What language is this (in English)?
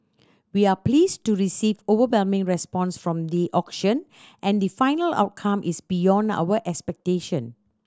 English